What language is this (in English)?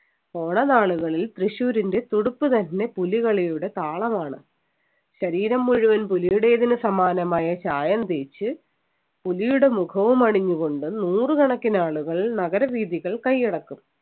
Malayalam